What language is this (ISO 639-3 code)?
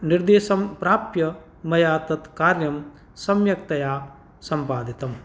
san